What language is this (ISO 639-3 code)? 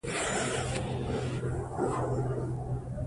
pus